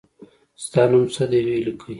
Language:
Pashto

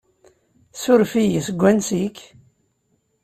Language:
Kabyle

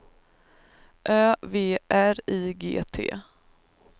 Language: Swedish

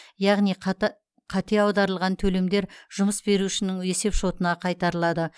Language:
Kazakh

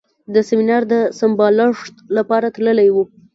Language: Pashto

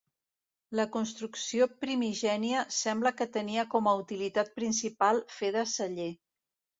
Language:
Catalan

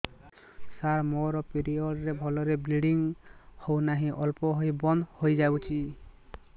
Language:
Odia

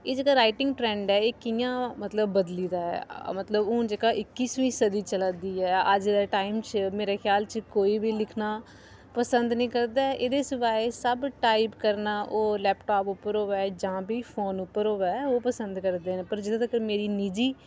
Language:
Dogri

